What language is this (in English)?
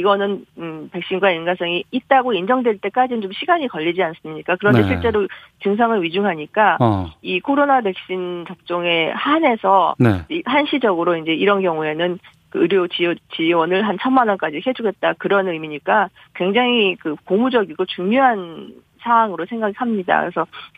Korean